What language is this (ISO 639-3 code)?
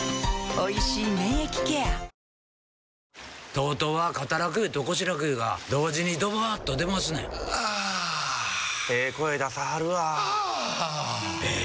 jpn